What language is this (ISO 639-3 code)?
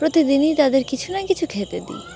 ben